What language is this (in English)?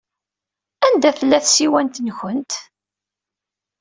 Kabyle